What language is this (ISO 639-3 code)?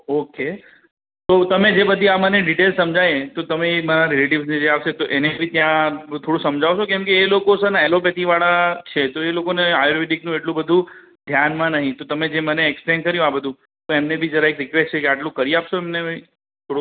guj